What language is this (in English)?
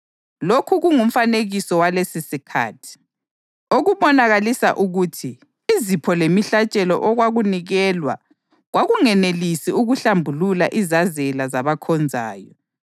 North Ndebele